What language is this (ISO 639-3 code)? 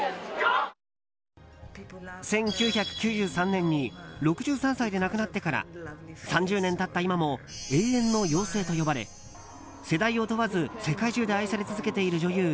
jpn